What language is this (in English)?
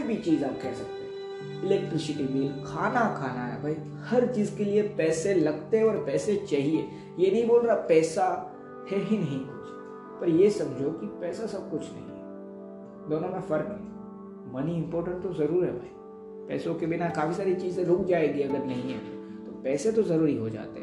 Hindi